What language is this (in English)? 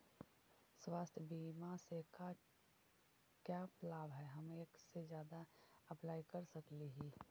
Magahi